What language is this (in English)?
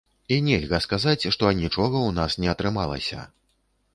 Belarusian